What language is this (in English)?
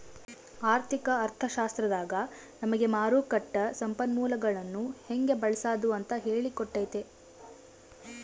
Kannada